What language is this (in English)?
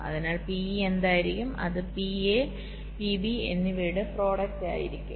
Malayalam